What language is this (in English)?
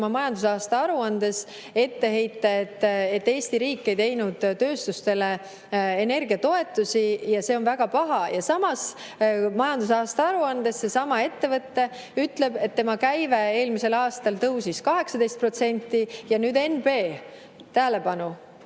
Estonian